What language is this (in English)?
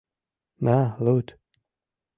Mari